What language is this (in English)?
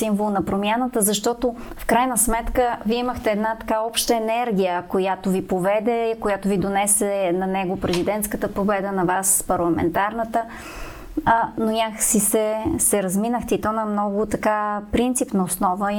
Bulgarian